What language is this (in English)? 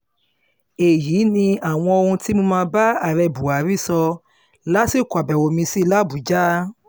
Yoruba